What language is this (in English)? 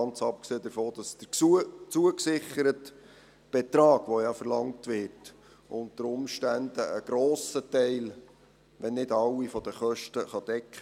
Swiss German